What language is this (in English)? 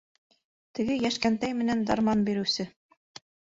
Bashkir